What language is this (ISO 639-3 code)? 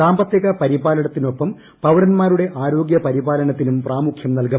mal